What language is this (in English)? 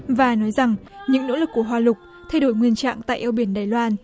Vietnamese